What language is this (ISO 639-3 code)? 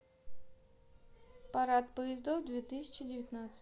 rus